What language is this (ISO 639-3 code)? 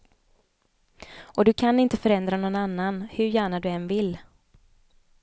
swe